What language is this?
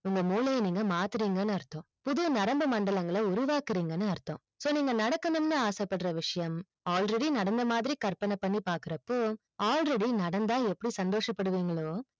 Tamil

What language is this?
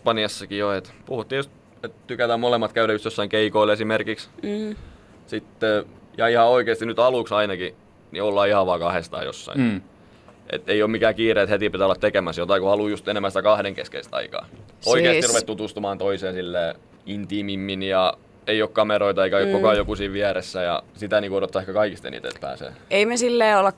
Finnish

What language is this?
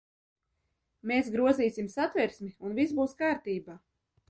Latvian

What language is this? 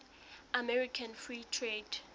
Southern Sotho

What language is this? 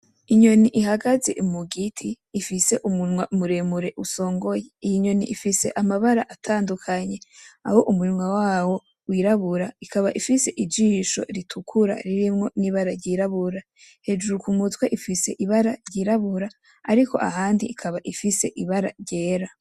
Rundi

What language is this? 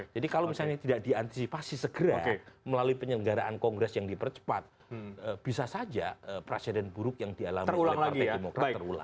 Indonesian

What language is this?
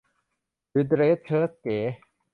Thai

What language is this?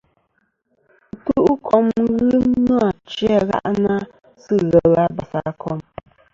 Kom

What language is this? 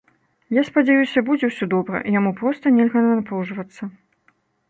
Belarusian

